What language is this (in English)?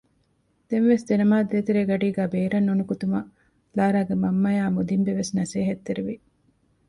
Divehi